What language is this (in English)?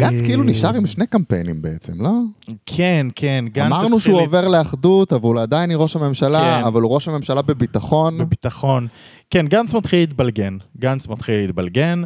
Hebrew